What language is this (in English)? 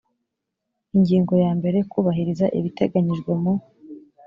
Kinyarwanda